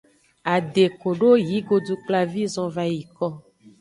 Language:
Aja (Benin)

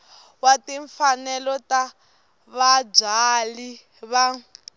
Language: Tsonga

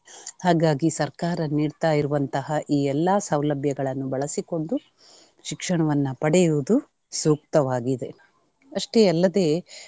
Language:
Kannada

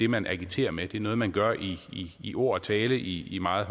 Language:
Danish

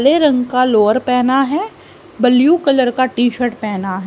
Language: Hindi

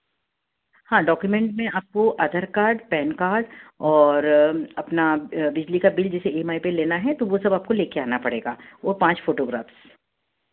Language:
Hindi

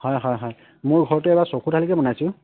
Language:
Assamese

